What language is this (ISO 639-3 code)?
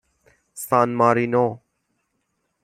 fas